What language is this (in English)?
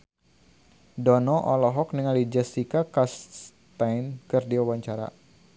Sundanese